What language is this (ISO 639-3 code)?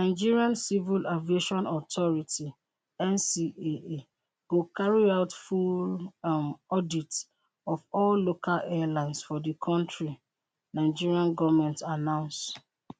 pcm